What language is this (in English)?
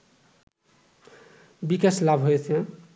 Bangla